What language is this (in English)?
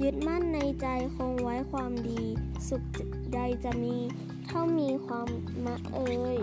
Thai